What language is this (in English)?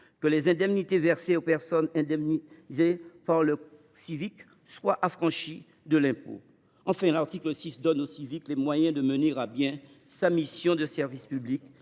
French